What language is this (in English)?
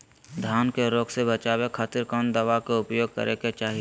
Magahi